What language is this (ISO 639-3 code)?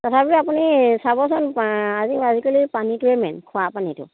asm